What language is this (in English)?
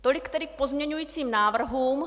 Czech